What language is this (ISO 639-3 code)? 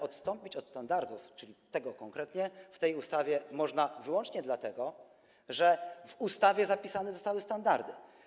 pol